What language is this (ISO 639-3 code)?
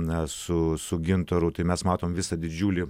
lit